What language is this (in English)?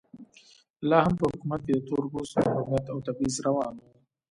Pashto